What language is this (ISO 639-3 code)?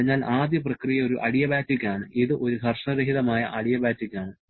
mal